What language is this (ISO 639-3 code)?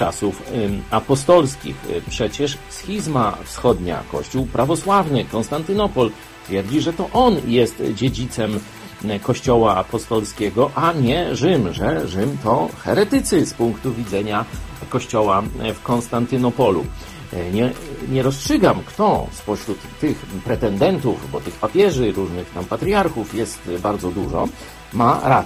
pol